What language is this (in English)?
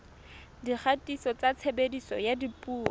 Southern Sotho